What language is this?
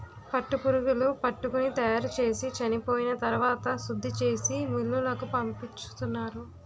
Telugu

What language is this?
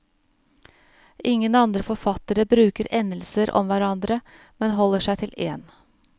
Norwegian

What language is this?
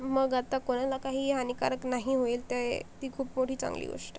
Marathi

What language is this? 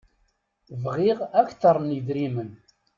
Kabyle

